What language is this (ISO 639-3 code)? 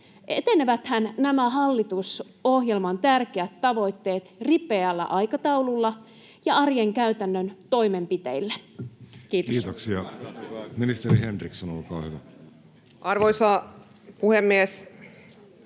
fin